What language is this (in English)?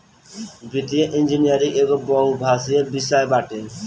Bhojpuri